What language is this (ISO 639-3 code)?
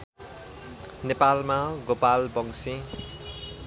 nep